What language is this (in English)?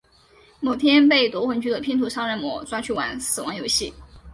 Chinese